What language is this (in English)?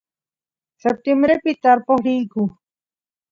Santiago del Estero Quichua